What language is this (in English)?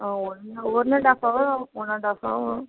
Tamil